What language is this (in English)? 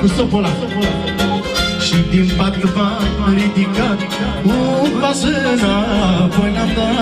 Romanian